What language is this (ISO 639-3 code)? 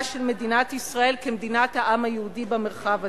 heb